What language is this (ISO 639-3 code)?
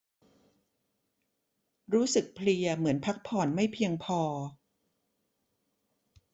tha